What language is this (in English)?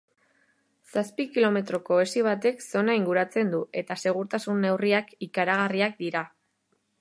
Basque